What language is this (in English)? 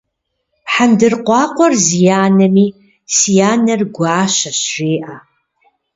Kabardian